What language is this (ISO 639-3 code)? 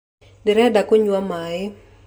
kik